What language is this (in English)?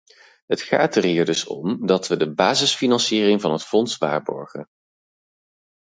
Dutch